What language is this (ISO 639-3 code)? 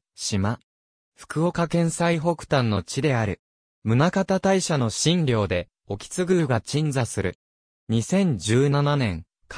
jpn